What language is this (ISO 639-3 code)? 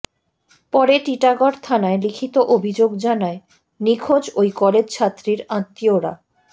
ben